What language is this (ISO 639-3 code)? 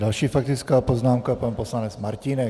ces